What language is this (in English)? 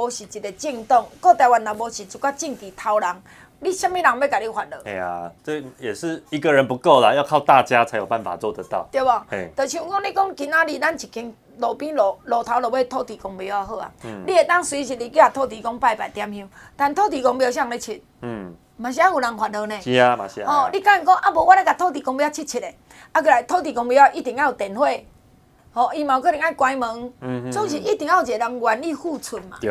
Chinese